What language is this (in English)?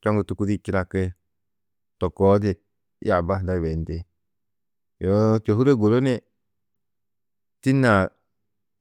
Tedaga